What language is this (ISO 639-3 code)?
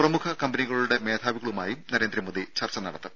mal